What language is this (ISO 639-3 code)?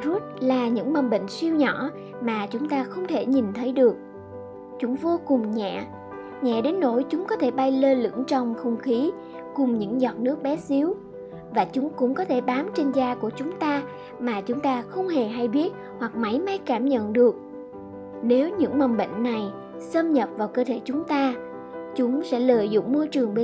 vie